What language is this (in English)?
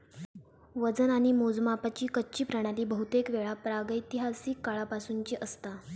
Marathi